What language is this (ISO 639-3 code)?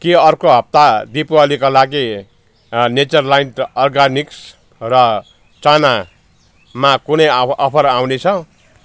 nep